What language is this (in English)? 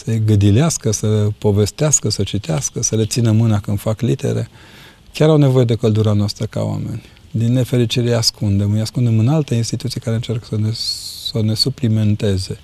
Romanian